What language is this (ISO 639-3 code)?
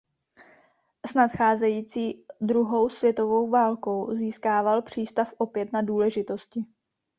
ces